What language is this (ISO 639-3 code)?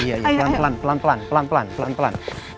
ind